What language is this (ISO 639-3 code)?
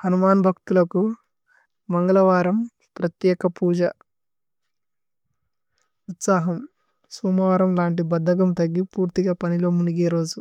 tcy